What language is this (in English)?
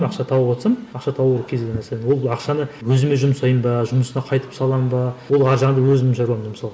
Kazakh